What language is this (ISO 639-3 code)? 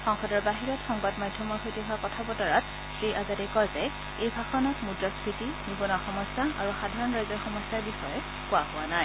asm